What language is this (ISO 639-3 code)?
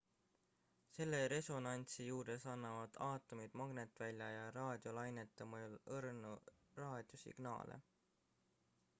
est